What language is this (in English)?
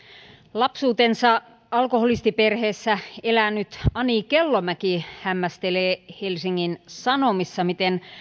Finnish